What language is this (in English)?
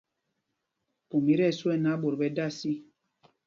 Mpumpong